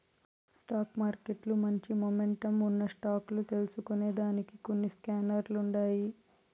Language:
Telugu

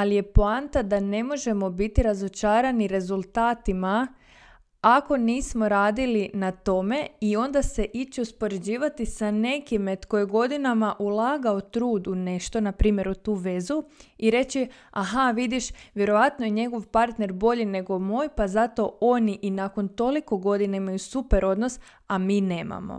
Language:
Croatian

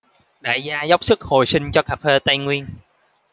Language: Vietnamese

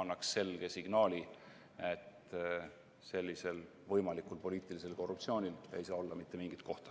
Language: Estonian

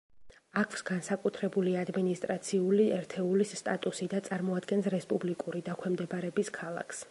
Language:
Georgian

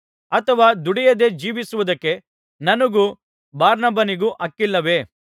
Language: Kannada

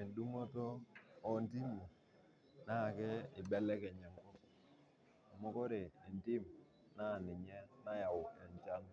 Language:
Masai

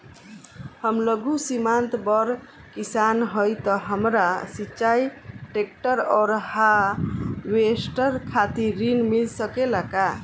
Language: Bhojpuri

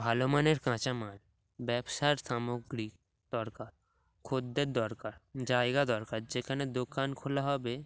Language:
Bangla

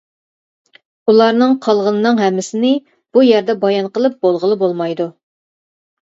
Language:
Uyghur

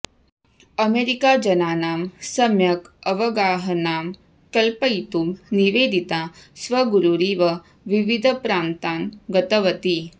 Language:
Sanskrit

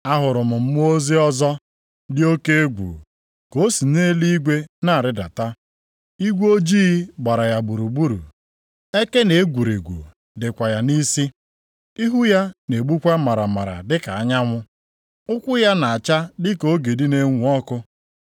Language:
Igbo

